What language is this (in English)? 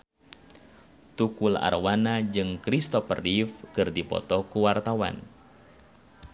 Sundanese